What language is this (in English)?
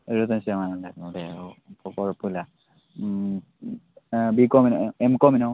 Malayalam